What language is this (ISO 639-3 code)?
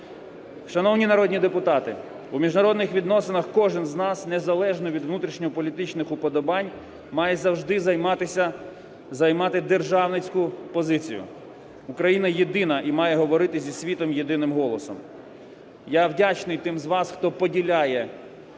ukr